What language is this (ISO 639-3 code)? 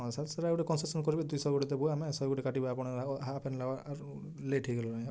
ori